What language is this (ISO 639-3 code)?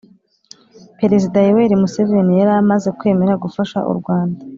kin